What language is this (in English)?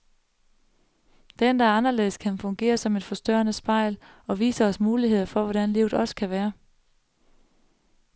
Danish